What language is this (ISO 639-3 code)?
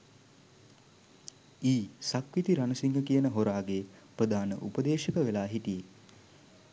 sin